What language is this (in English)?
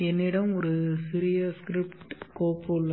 Tamil